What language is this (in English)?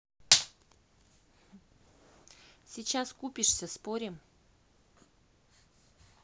Russian